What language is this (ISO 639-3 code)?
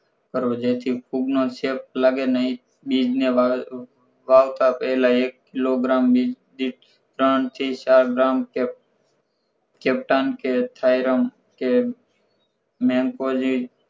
guj